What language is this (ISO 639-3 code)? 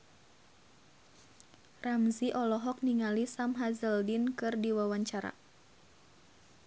sun